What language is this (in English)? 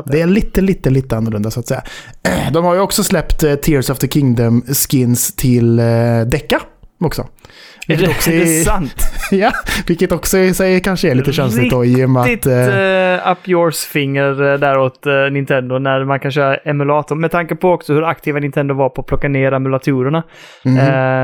Swedish